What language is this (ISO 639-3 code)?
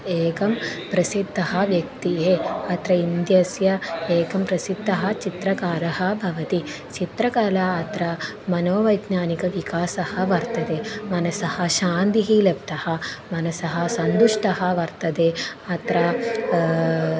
san